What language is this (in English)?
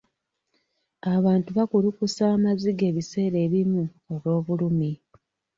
Ganda